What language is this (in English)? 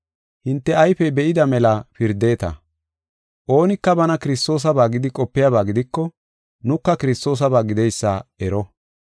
Gofa